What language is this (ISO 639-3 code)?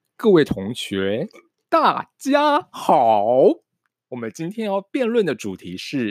zho